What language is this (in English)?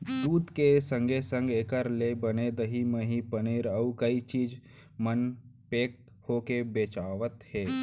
Chhattisgarhi